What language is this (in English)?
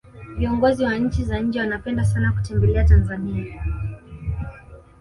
Swahili